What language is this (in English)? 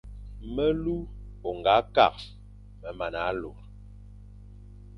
Fang